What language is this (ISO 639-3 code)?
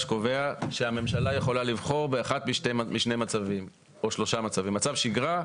heb